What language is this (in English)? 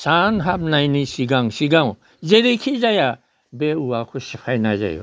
Bodo